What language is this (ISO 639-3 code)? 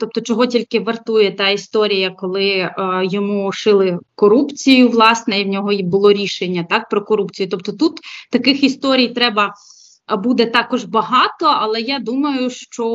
ukr